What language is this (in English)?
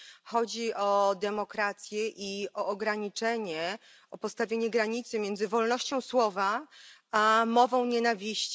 Polish